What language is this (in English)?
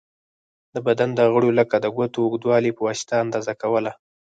Pashto